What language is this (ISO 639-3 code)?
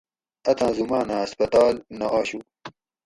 gwc